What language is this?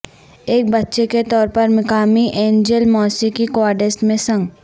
Urdu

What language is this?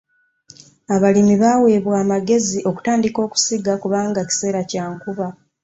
Ganda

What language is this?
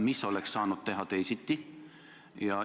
Estonian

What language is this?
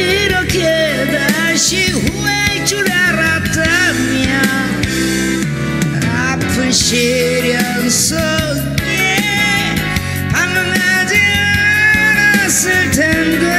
Korean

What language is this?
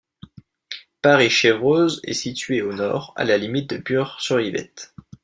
French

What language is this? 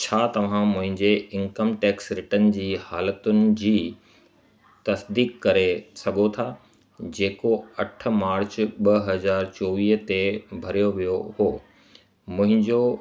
Sindhi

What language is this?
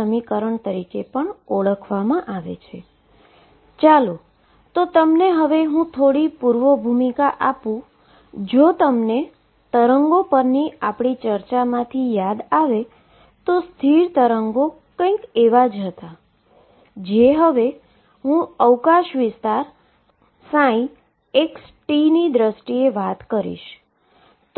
Gujarati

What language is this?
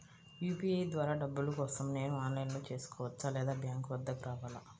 Telugu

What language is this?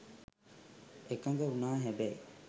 Sinhala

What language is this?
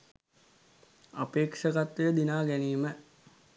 Sinhala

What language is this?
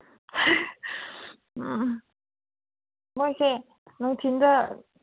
Manipuri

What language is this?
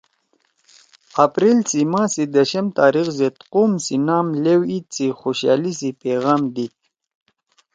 Torwali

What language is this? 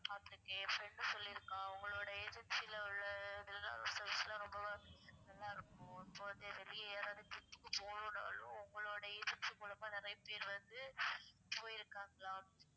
Tamil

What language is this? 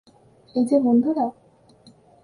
Bangla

